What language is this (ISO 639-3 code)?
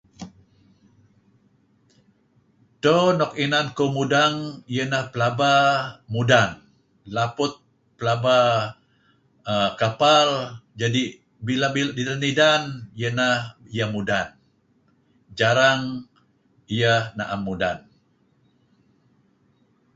kzi